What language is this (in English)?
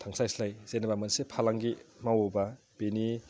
Bodo